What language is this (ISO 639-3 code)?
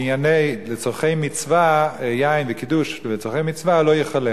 heb